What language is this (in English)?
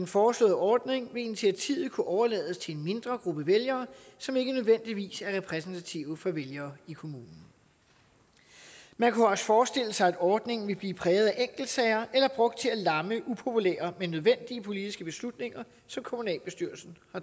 Danish